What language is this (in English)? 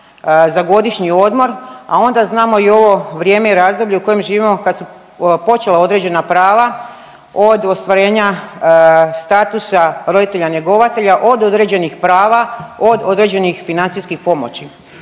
Croatian